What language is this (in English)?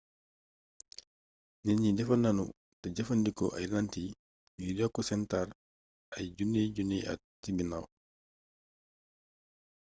Wolof